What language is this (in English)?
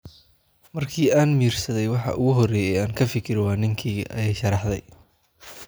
Somali